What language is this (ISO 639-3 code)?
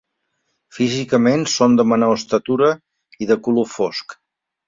cat